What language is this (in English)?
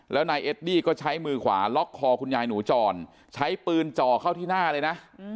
Thai